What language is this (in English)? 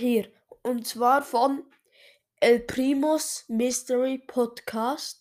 German